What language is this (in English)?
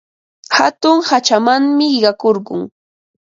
Ambo-Pasco Quechua